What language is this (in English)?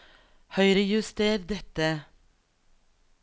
Norwegian